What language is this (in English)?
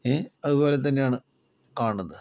Malayalam